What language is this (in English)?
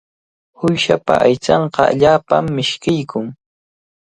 Cajatambo North Lima Quechua